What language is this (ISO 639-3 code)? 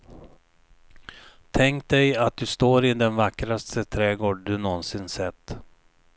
swe